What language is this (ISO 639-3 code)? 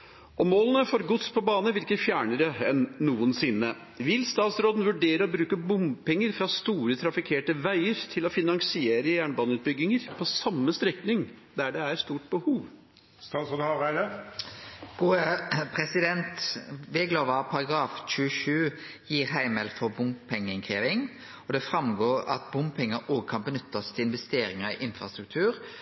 nor